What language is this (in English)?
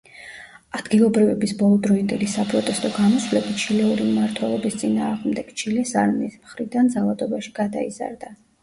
Georgian